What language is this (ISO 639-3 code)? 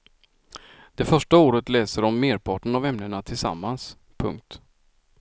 swe